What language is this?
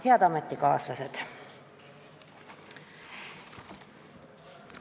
Estonian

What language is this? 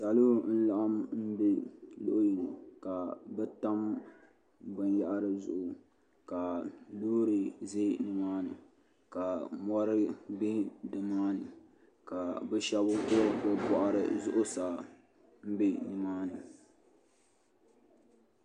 Dagbani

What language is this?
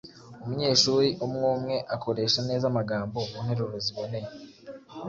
Kinyarwanda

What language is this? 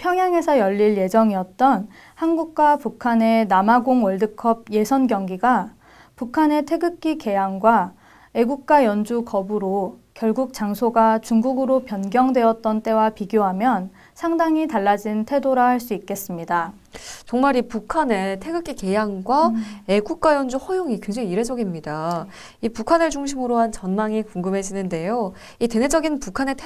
Korean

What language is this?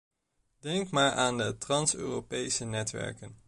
Dutch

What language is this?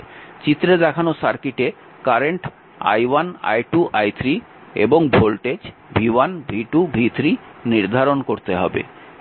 Bangla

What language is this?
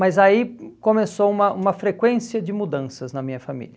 Portuguese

